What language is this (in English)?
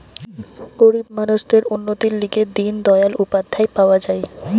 Bangla